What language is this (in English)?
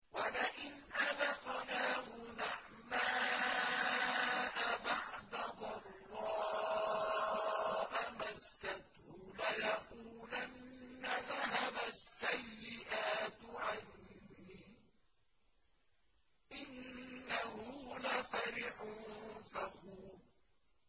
Arabic